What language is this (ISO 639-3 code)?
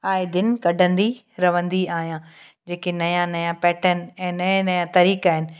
snd